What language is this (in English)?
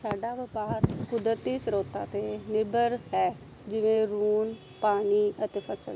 Punjabi